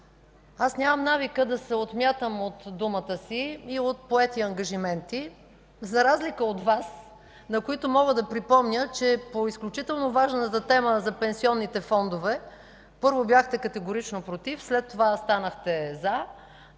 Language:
Bulgarian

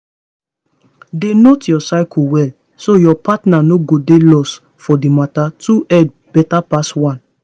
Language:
Nigerian Pidgin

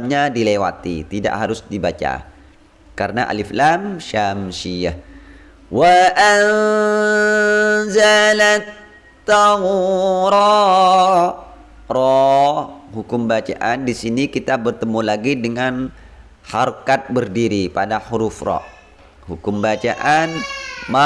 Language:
Indonesian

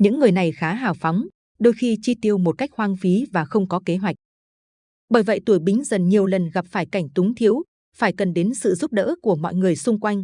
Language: Vietnamese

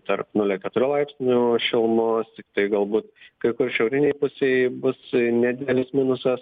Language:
Lithuanian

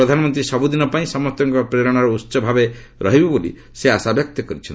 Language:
Odia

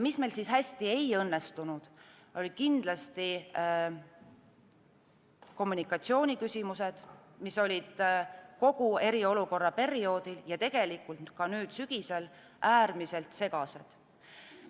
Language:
Estonian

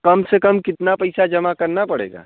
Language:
Hindi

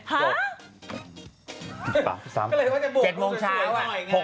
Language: Thai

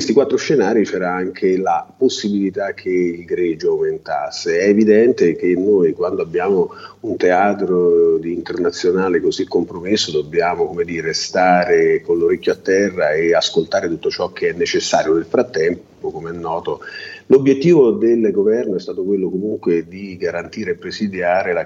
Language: Italian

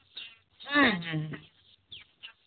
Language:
Santali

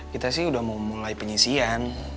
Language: Indonesian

